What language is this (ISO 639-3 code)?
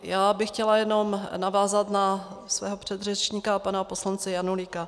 ces